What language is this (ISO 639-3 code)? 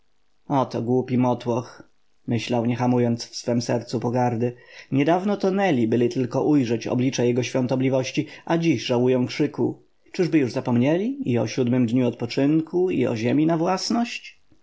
pol